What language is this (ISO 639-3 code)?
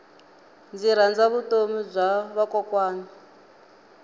tso